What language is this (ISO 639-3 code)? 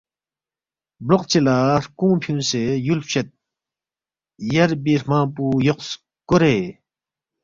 bft